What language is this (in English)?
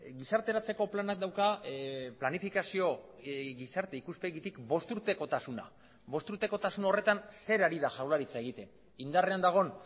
Basque